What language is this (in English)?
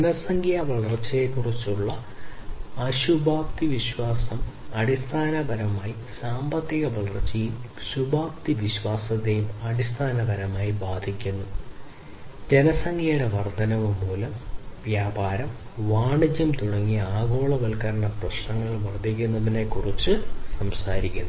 Malayalam